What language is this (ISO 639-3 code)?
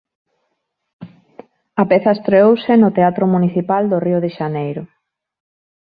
glg